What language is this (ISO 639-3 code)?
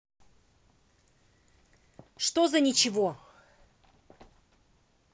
rus